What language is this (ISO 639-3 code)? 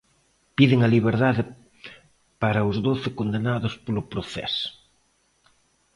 glg